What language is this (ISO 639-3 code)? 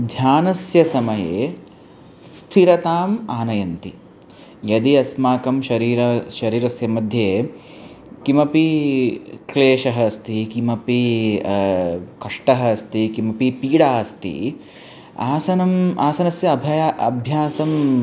san